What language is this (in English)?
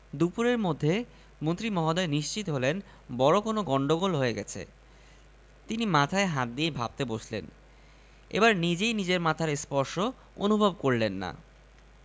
Bangla